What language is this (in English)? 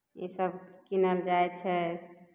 Maithili